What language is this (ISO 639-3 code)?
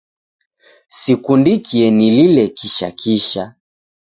dav